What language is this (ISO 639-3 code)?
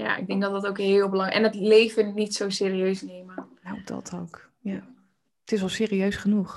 nld